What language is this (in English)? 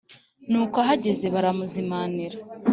Kinyarwanda